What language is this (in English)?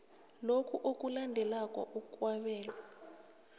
South Ndebele